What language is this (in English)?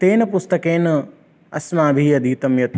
Sanskrit